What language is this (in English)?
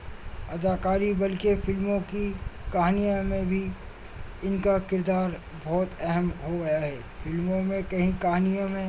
Urdu